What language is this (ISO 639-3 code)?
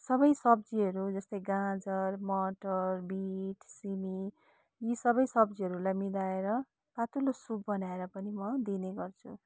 nep